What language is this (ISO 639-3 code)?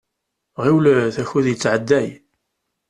kab